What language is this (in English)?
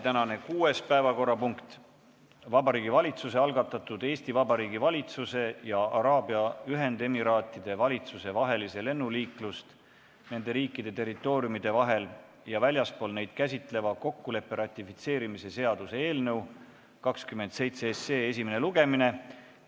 Estonian